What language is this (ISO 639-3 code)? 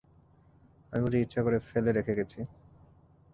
ben